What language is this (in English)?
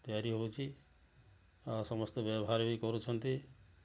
Odia